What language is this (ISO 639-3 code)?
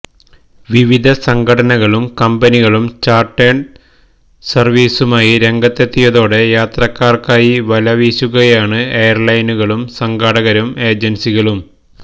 mal